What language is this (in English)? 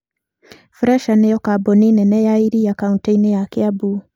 Kikuyu